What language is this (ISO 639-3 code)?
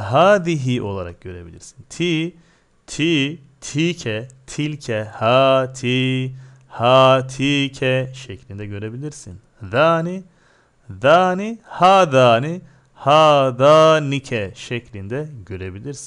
tur